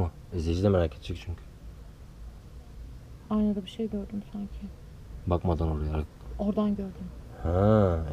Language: Turkish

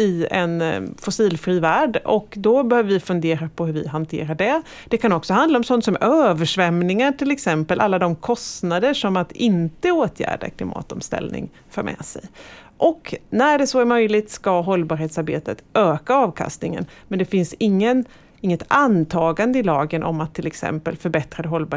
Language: Swedish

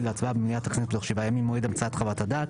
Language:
Hebrew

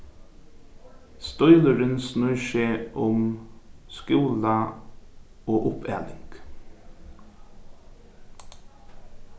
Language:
Faroese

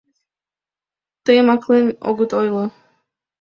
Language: Mari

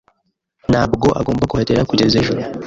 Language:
Kinyarwanda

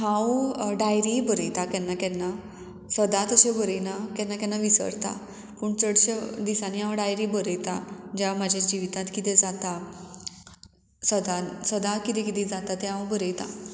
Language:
Konkani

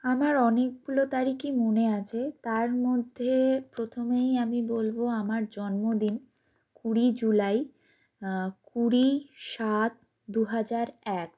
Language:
Bangla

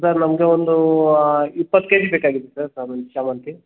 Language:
Kannada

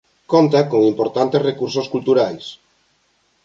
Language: Galician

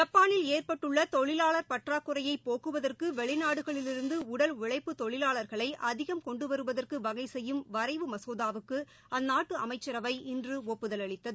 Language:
Tamil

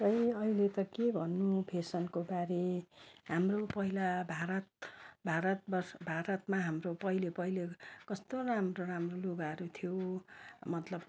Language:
Nepali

